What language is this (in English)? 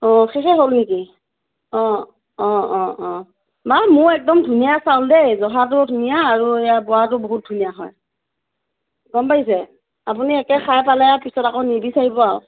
Assamese